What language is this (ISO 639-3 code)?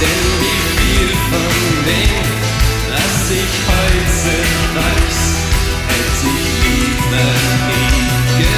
ell